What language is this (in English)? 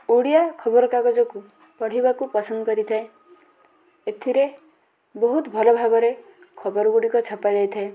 Odia